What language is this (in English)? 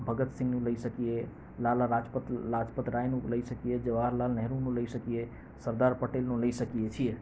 Gujarati